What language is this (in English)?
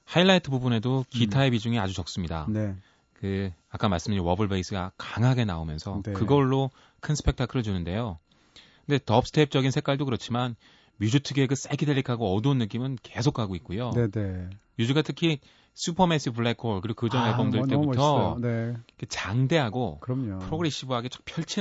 Korean